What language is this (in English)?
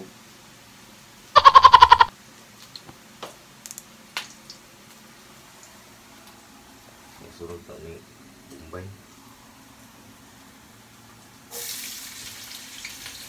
Indonesian